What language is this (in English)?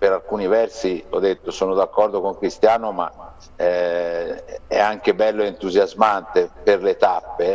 Italian